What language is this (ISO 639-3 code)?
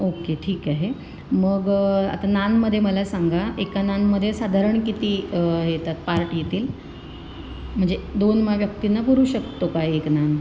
mar